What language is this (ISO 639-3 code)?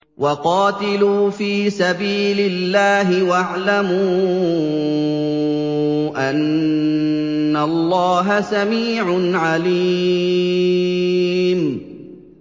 ara